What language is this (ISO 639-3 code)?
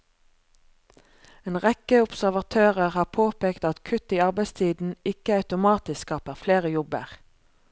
nor